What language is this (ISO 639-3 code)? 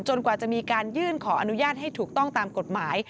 tha